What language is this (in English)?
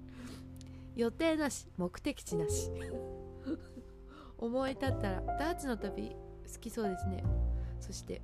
Japanese